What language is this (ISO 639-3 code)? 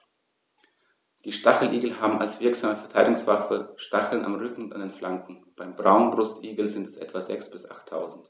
deu